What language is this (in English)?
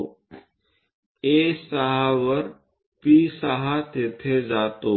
Marathi